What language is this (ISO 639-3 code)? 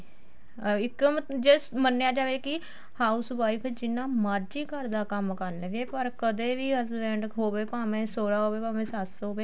pan